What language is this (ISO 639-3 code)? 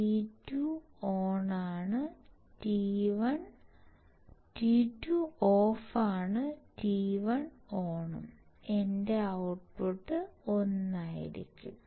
mal